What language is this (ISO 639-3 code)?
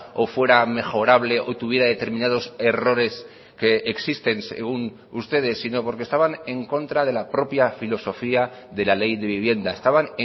spa